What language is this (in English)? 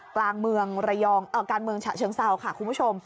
Thai